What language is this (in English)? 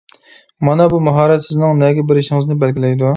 Uyghur